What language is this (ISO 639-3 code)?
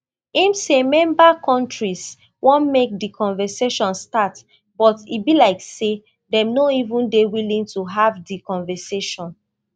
pcm